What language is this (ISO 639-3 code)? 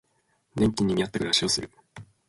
jpn